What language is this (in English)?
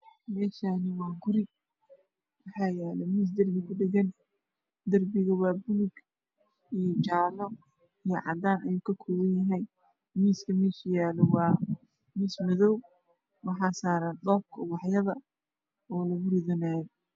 Somali